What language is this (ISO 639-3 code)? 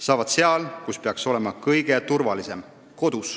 est